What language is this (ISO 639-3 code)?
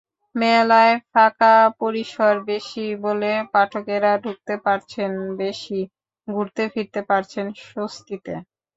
ben